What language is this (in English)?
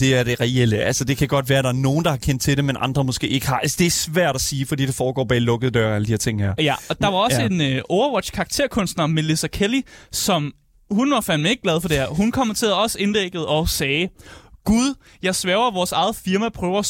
Danish